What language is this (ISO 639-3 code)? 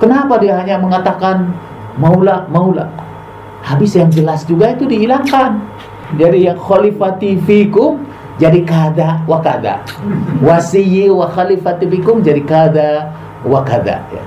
ind